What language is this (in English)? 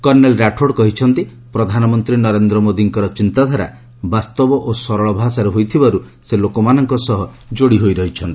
Odia